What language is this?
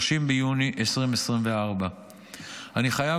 Hebrew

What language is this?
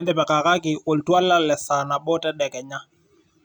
Masai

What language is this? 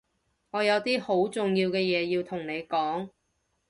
Cantonese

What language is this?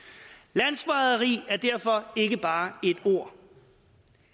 Danish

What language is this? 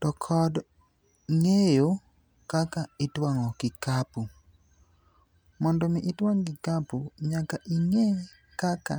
Luo (Kenya and Tanzania)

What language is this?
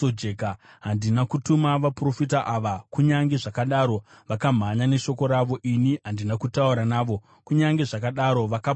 Shona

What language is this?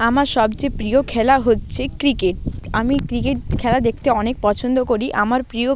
Bangla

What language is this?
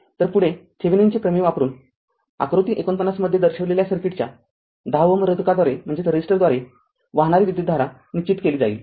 Marathi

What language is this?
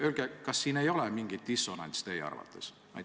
Estonian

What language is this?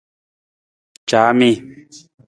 Nawdm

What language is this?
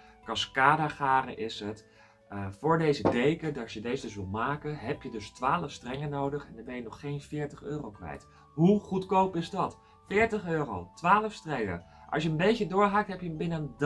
Dutch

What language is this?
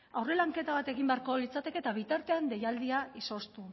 Basque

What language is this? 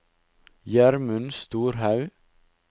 Norwegian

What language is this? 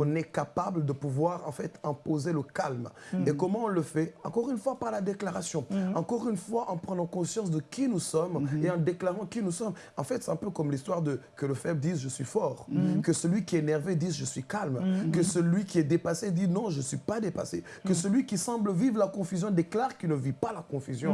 French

